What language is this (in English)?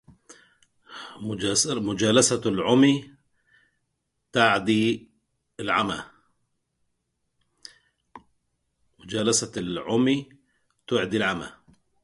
Arabic